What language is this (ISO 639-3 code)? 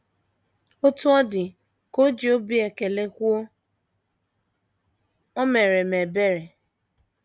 ibo